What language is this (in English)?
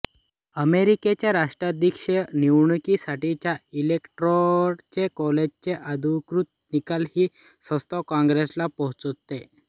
Marathi